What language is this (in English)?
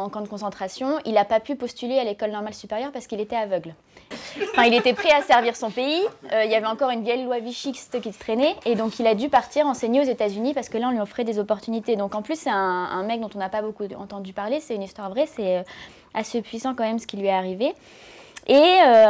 French